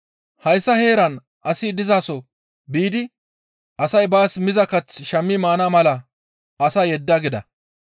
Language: Gamo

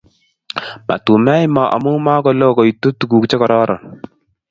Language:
Kalenjin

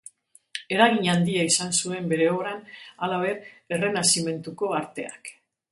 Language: Basque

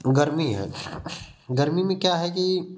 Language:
Hindi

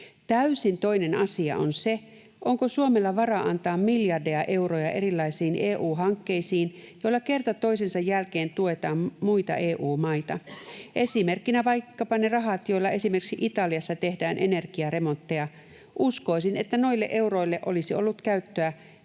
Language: Finnish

